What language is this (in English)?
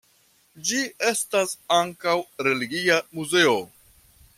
Esperanto